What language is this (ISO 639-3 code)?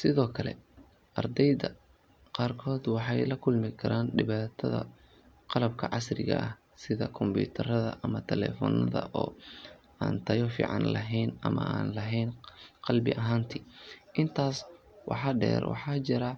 som